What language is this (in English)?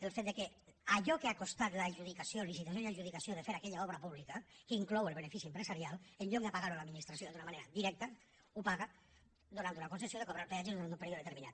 Catalan